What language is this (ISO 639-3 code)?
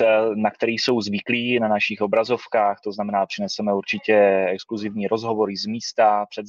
ces